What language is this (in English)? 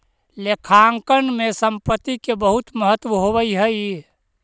Magahi